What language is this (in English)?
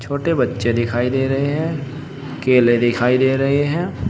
Hindi